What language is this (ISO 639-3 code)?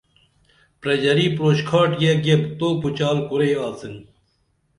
dml